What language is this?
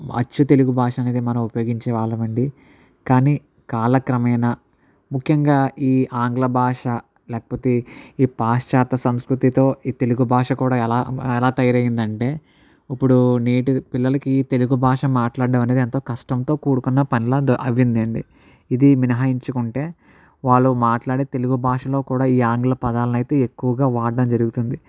Telugu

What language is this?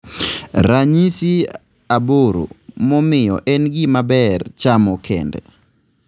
Luo (Kenya and Tanzania)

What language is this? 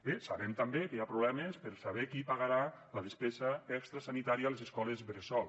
Catalan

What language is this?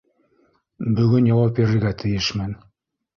Bashkir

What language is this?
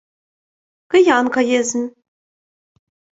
Ukrainian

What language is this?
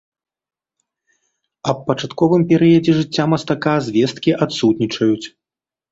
Belarusian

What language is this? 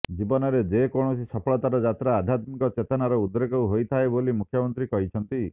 Odia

